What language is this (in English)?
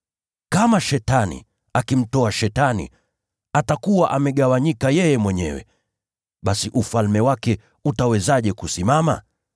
Swahili